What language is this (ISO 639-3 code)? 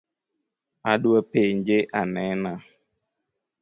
luo